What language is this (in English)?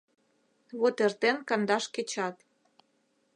Mari